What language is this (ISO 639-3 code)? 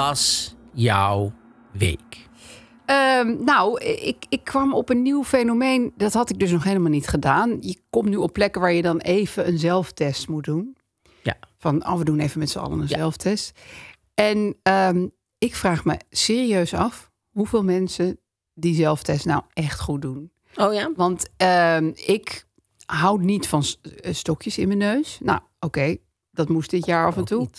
nld